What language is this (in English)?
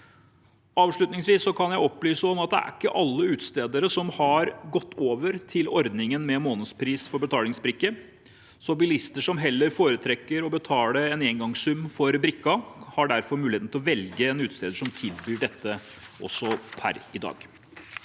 Norwegian